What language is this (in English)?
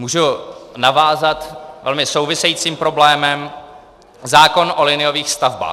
Czech